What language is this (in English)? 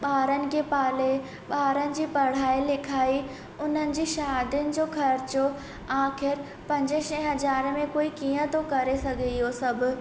Sindhi